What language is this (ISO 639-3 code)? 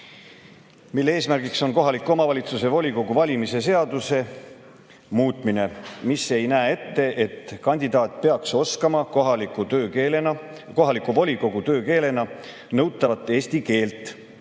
est